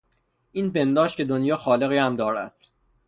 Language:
Persian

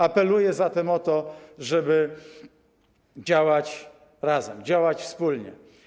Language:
Polish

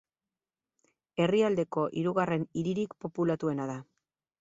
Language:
Basque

